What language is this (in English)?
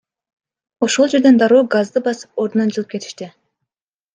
Kyrgyz